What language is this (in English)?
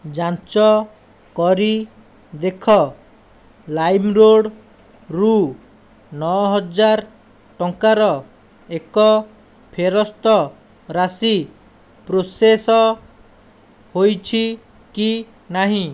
Odia